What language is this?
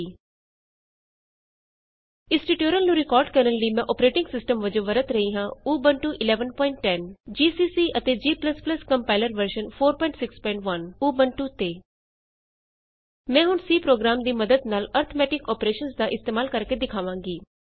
Punjabi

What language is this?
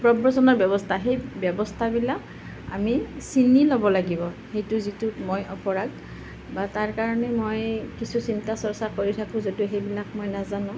Assamese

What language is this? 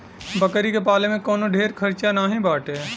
Bhojpuri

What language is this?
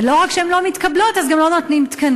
Hebrew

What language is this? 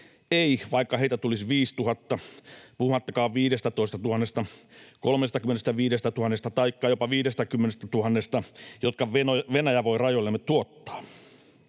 Finnish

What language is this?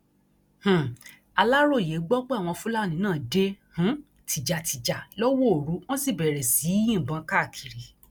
Yoruba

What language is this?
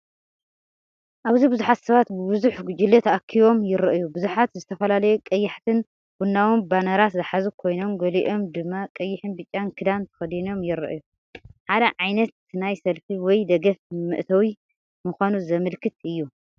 Tigrinya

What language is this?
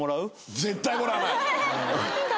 Japanese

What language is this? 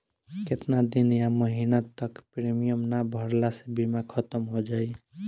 Bhojpuri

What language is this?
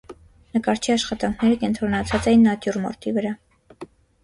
Armenian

